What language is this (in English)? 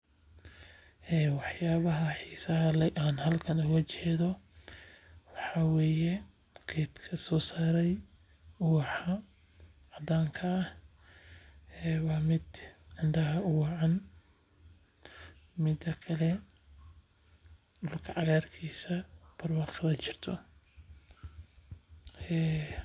Somali